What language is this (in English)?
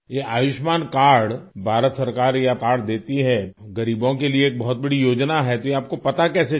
Hindi